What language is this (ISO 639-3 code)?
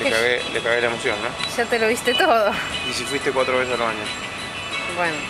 spa